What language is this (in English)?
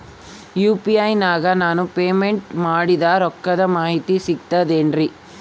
Kannada